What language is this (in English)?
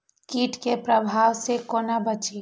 Maithili